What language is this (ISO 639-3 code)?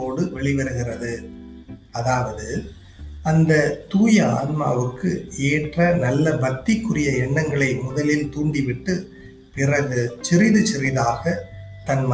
tam